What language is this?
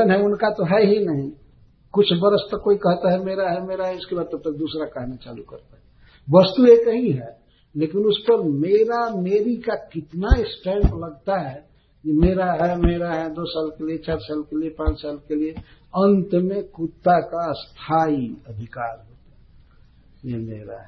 Hindi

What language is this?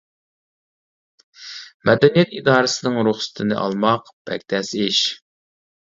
Uyghur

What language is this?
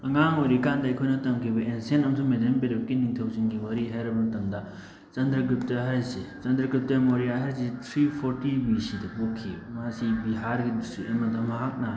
Manipuri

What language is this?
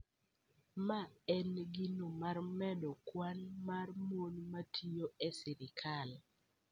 Luo (Kenya and Tanzania)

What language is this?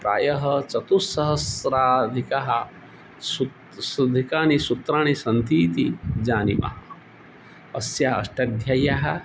Sanskrit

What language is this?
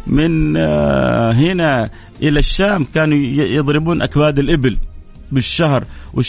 Arabic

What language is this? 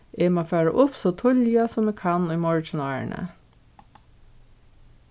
Faroese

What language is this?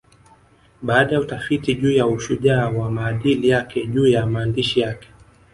Swahili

